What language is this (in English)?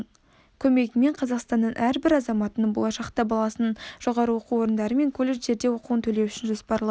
Kazakh